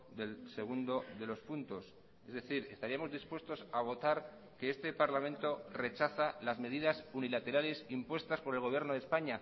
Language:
Spanish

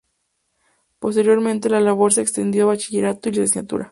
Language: Spanish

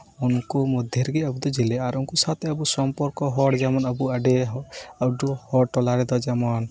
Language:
Santali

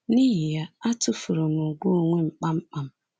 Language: Igbo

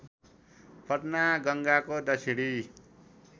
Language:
Nepali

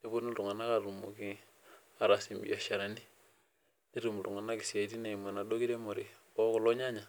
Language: Masai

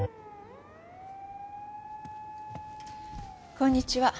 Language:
Japanese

